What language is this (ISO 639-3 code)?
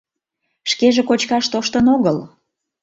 chm